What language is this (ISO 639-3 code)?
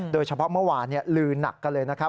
tha